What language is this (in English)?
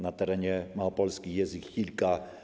Polish